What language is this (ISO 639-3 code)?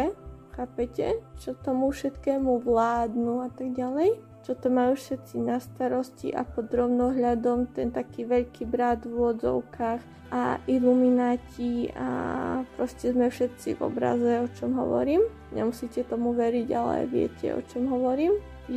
slk